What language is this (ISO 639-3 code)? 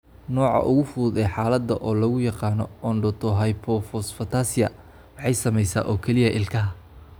som